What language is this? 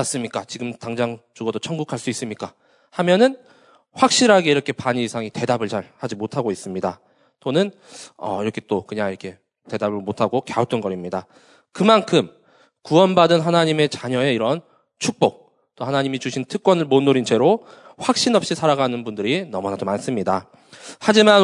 Korean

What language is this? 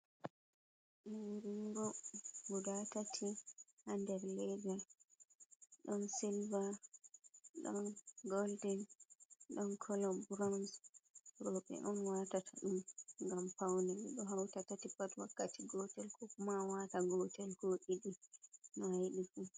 Fula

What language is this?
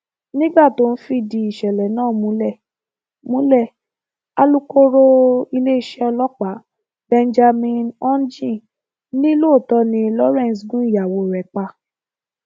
Yoruba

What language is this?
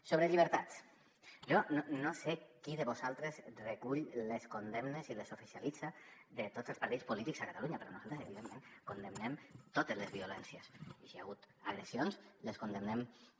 Catalan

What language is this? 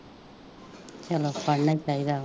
Punjabi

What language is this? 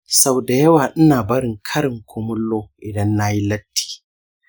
Hausa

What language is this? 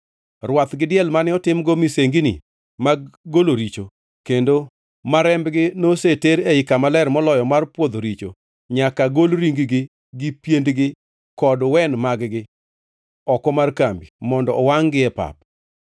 Luo (Kenya and Tanzania)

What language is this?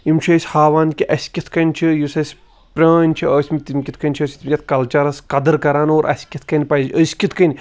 Kashmiri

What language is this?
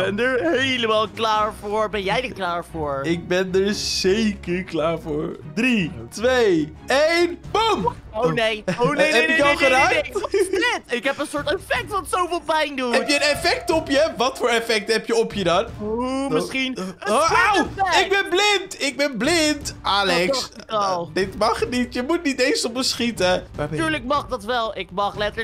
Dutch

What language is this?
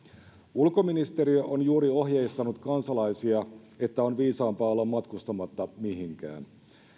Finnish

